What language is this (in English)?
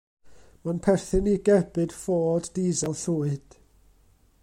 Welsh